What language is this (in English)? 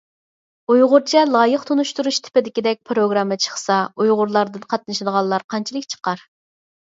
Uyghur